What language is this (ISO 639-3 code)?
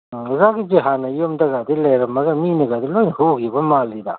mni